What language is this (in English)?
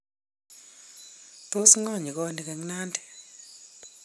Kalenjin